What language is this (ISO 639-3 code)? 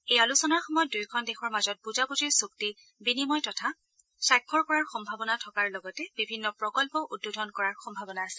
asm